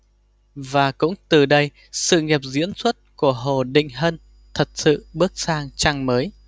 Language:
Vietnamese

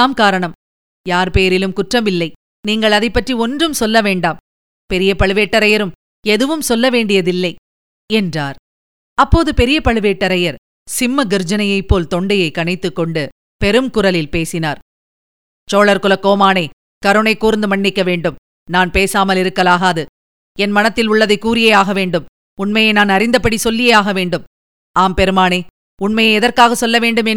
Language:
Tamil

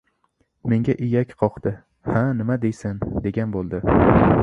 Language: Uzbek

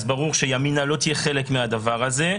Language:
Hebrew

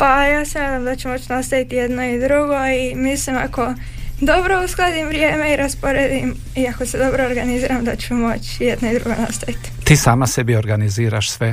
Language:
Croatian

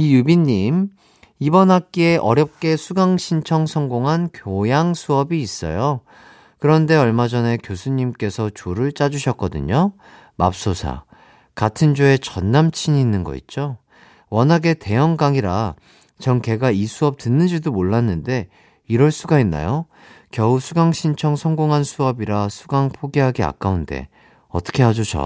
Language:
Korean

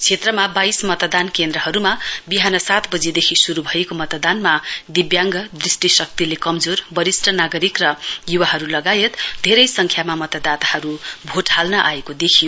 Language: Nepali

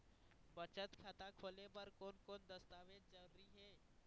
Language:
Chhattisgarhi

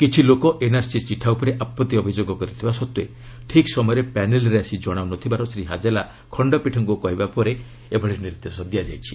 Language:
Odia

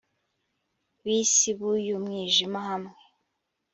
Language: Kinyarwanda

